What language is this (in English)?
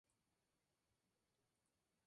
Spanish